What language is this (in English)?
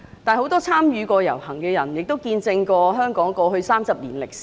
Cantonese